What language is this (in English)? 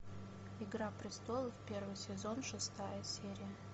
Russian